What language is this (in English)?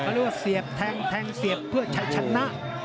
Thai